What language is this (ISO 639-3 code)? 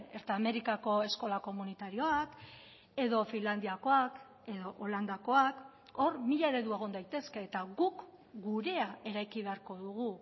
eus